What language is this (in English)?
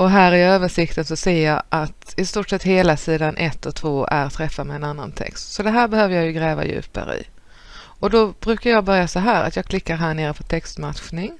Swedish